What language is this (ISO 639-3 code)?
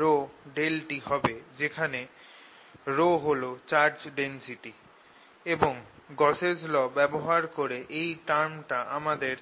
ben